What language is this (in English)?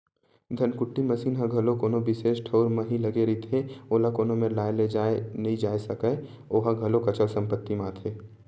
Chhattisgarhi